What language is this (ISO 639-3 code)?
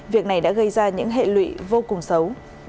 vie